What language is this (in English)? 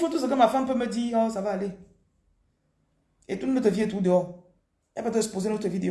French